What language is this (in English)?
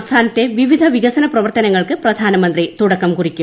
Malayalam